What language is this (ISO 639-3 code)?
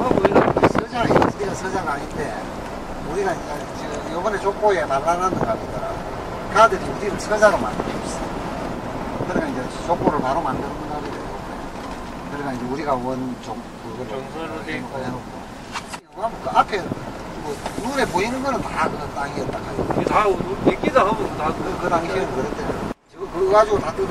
kor